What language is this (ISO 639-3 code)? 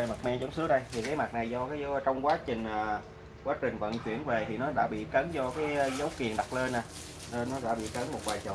vie